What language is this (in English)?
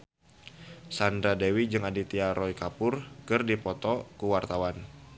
Sundanese